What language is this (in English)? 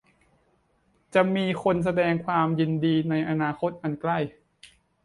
Thai